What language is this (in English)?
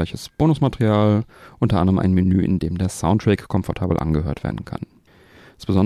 German